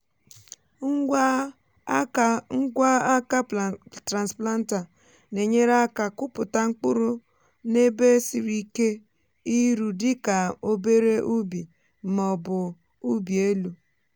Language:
Igbo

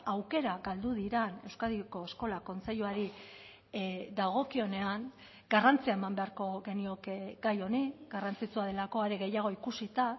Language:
Basque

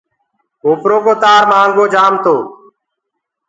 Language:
Gurgula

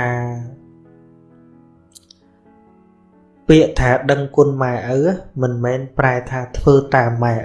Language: Vietnamese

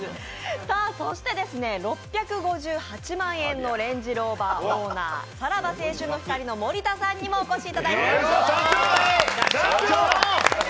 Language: Japanese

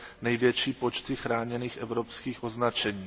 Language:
Czech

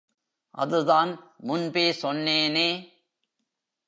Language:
Tamil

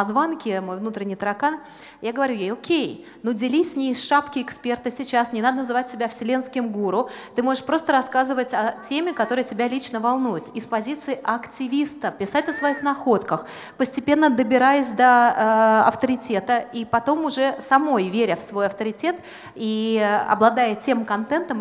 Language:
Russian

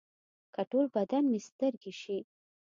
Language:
Pashto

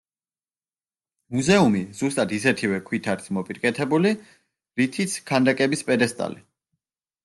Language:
Georgian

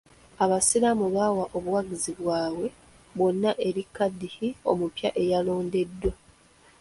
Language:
Ganda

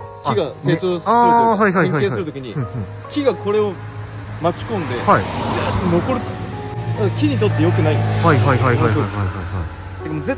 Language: Japanese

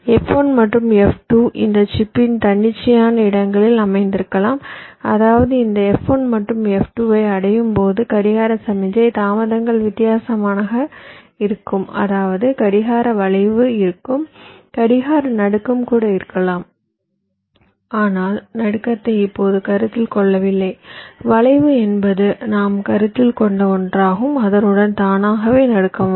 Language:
Tamil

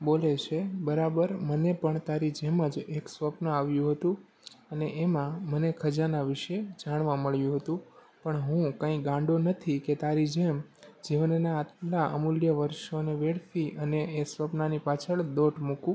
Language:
Gujarati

